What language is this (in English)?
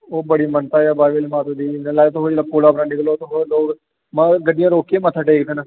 Dogri